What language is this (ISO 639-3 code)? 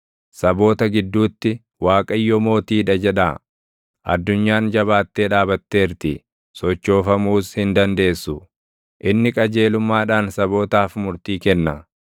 orm